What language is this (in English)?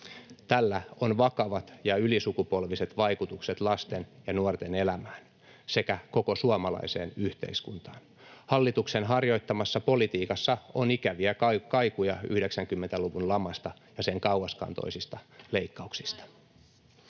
Finnish